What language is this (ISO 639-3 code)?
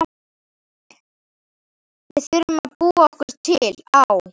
isl